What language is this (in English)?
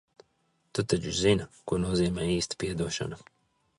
Latvian